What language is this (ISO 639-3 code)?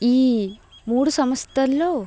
tel